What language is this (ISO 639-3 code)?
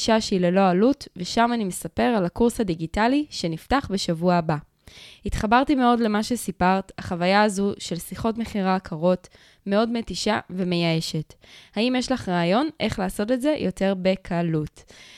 heb